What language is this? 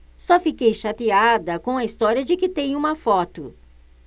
Portuguese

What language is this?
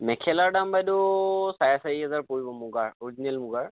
Assamese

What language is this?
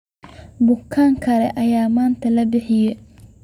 Somali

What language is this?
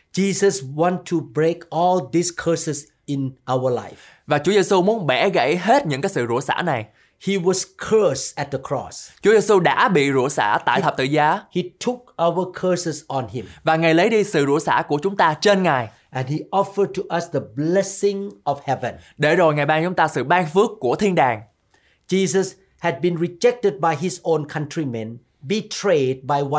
Vietnamese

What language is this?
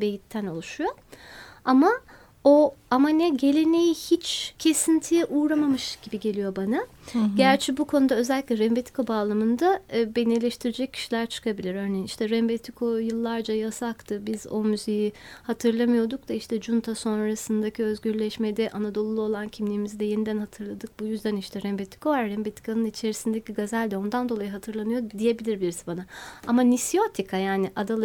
Turkish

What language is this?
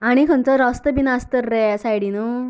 Konkani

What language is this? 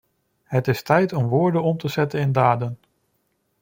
Dutch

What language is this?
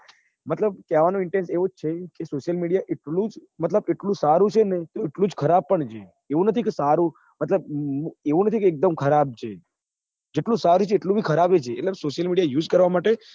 Gujarati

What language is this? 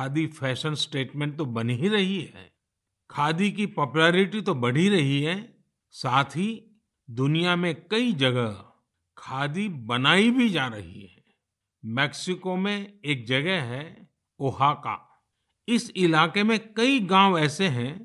Hindi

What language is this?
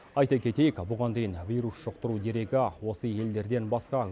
Kazakh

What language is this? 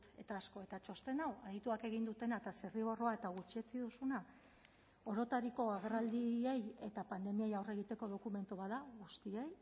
Basque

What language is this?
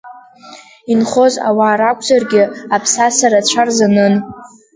Abkhazian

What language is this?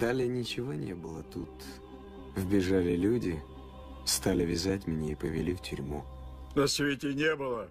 Russian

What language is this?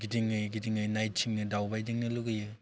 Bodo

